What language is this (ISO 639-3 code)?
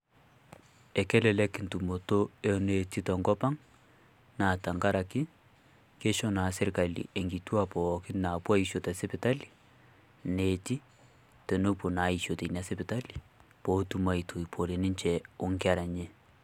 mas